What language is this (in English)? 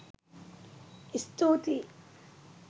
Sinhala